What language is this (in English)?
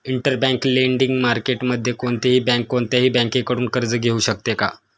Marathi